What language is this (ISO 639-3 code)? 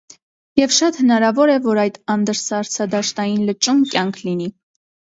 hye